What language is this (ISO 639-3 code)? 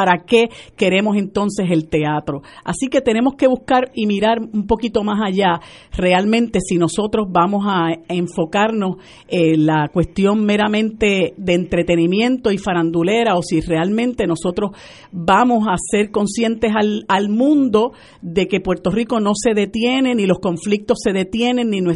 spa